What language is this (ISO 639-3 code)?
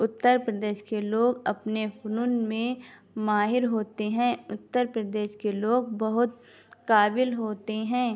urd